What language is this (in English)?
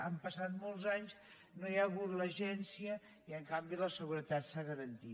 Catalan